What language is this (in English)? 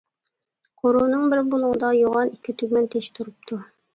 Uyghur